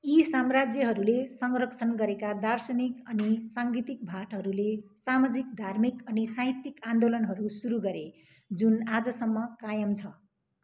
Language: Nepali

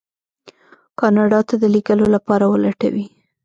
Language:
Pashto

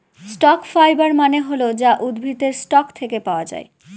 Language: Bangla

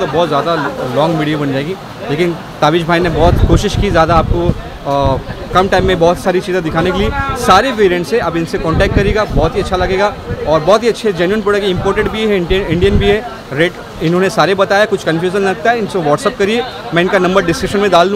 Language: Hindi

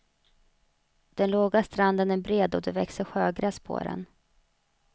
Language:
Swedish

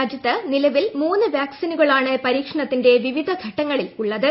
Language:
Malayalam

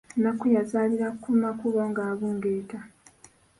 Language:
Ganda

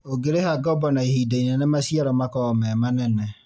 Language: Kikuyu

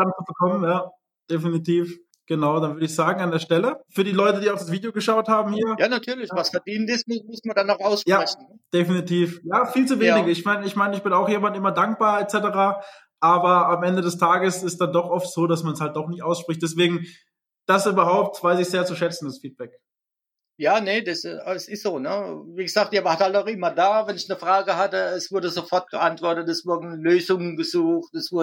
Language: German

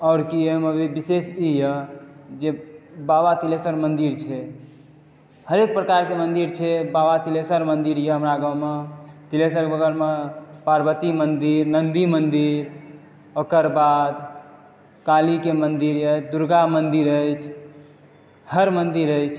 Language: Maithili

